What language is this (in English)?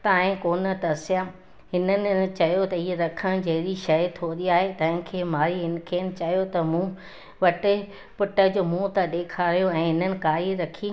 Sindhi